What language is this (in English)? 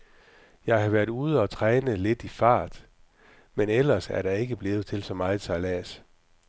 Danish